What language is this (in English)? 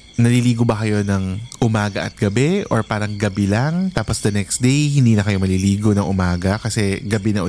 Filipino